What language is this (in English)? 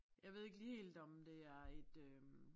Danish